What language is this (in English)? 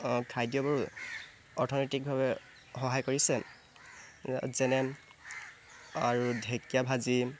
Assamese